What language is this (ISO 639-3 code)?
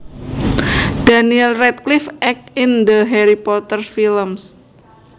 jav